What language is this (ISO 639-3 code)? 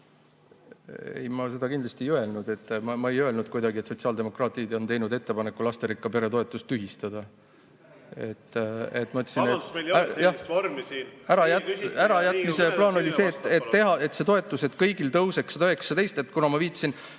est